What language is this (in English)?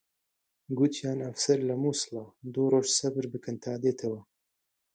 Central Kurdish